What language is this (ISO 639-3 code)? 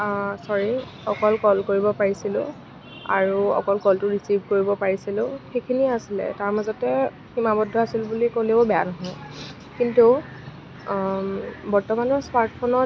asm